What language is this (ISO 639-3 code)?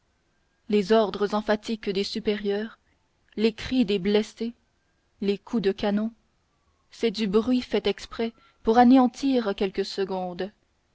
fra